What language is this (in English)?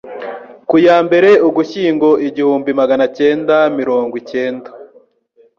Kinyarwanda